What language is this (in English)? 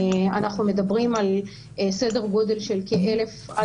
Hebrew